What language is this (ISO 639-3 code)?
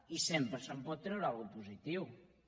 cat